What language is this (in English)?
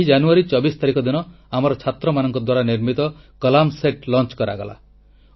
Odia